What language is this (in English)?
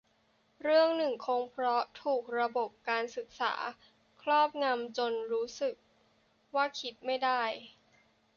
Thai